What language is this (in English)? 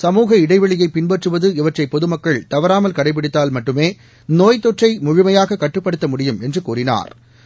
Tamil